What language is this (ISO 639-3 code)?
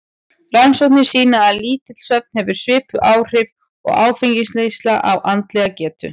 isl